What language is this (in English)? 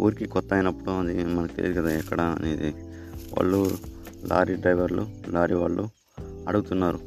Telugu